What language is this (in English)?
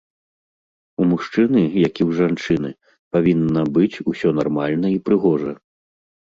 Belarusian